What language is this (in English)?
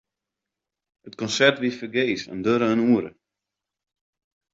Western Frisian